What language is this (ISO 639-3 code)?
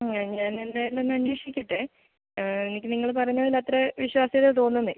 mal